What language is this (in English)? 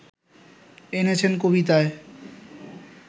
Bangla